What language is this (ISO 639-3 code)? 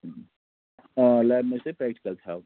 kas